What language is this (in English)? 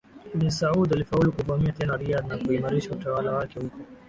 Swahili